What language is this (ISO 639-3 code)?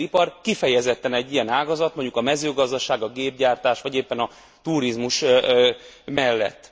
hun